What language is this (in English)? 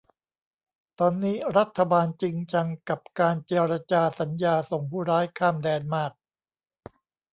Thai